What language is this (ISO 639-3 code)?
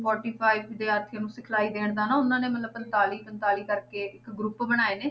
pan